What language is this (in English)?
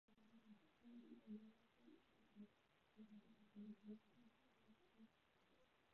Chinese